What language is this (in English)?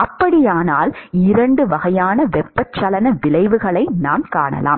Tamil